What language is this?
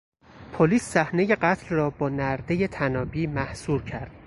Persian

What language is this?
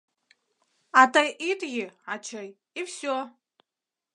Mari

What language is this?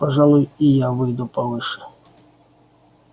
Russian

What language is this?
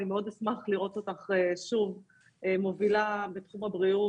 Hebrew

